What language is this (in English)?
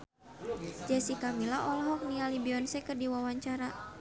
Sundanese